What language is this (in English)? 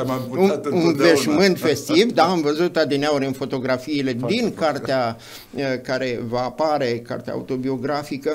Romanian